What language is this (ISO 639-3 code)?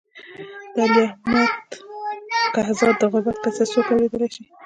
pus